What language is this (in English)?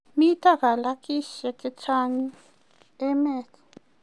Kalenjin